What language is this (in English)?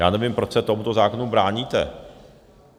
Czech